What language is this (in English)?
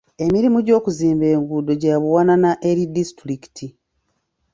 Ganda